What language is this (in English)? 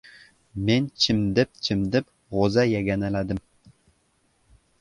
Uzbek